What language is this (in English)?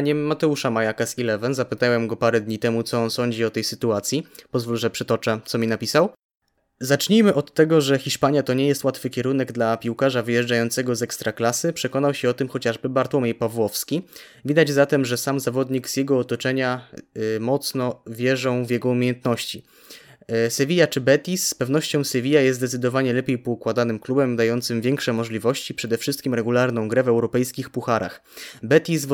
Polish